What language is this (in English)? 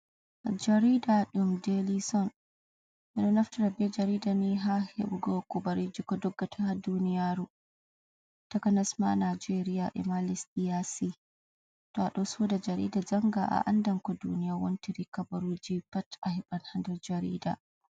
Fula